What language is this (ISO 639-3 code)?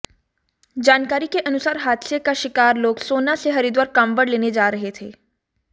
hin